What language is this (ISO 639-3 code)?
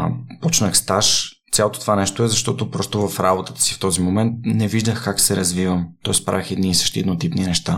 bul